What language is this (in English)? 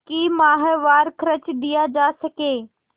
Hindi